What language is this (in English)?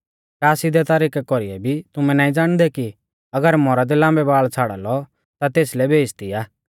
Mahasu Pahari